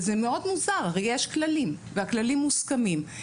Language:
Hebrew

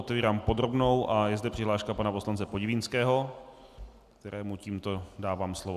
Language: Czech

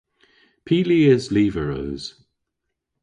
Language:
Cornish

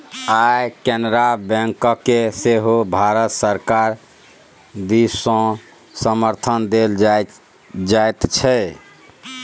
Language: Maithili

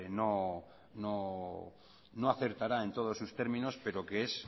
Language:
Spanish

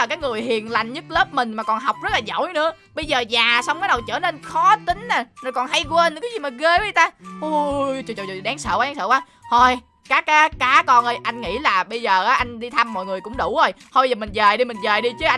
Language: Vietnamese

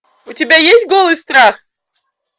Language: Russian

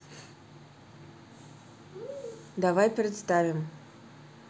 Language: Russian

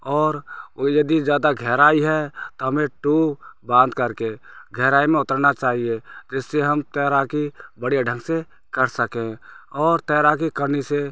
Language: Hindi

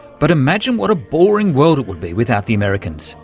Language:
English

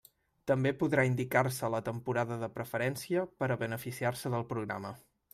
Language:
Catalan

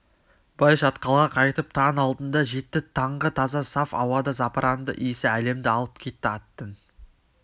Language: Kazakh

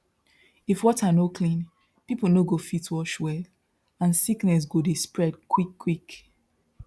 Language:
Nigerian Pidgin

